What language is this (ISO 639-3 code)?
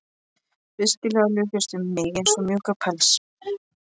isl